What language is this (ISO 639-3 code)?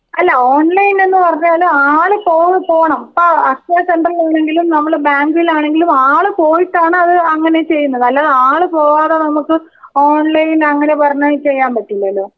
mal